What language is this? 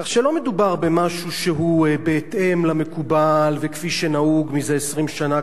Hebrew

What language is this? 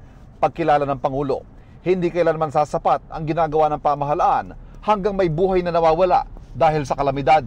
Filipino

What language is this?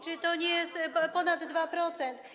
Polish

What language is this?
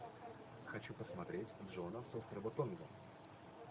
Russian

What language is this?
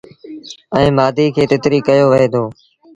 Sindhi Bhil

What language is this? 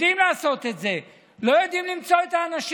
Hebrew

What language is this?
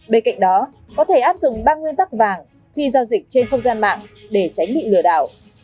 Vietnamese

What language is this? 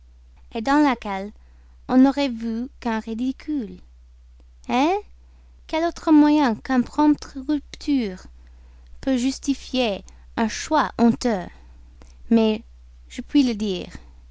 French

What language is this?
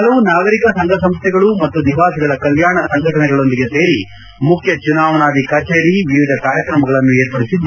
Kannada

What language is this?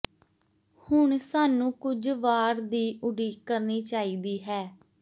Punjabi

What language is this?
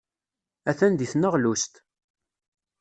Kabyle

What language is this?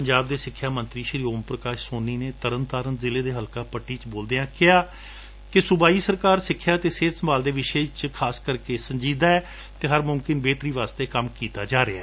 Punjabi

